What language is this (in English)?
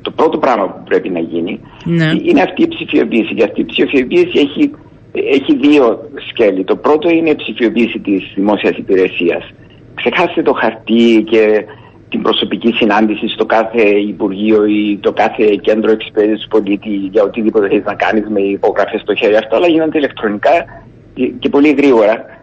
Greek